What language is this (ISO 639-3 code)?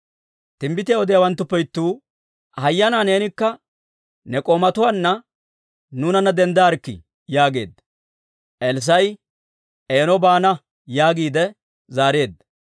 dwr